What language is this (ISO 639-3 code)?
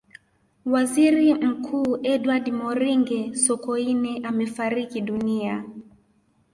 swa